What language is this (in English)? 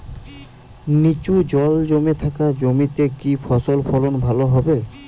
Bangla